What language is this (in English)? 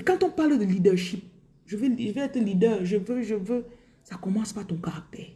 French